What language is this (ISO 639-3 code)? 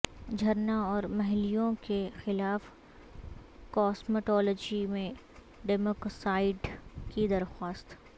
urd